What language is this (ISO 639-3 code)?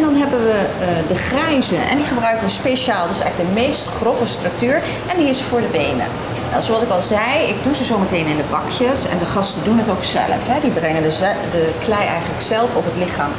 nld